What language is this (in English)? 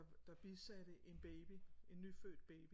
Danish